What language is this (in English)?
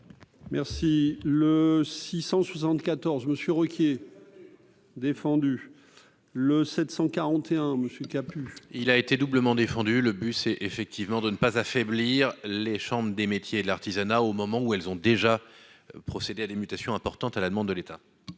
French